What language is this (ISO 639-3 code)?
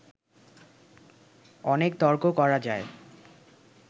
ben